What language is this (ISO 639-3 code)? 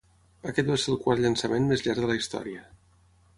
cat